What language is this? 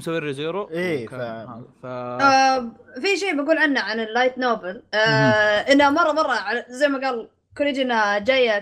Arabic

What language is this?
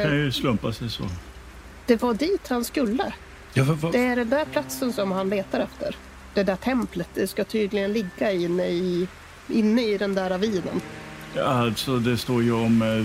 Swedish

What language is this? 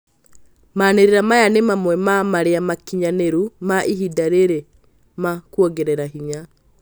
Kikuyu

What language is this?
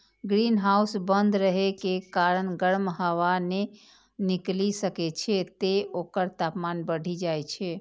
Maithili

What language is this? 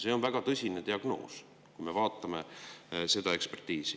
Estonian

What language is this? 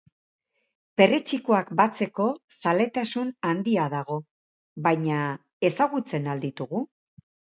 Basque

